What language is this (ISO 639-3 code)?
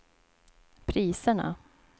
swe